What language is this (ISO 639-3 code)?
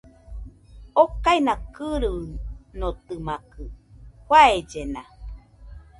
hux